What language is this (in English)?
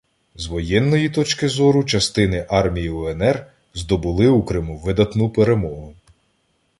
Ukrainian